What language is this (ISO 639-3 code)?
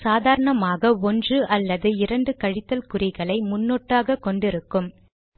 tam